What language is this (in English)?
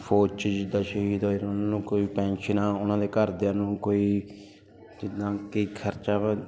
Punjabi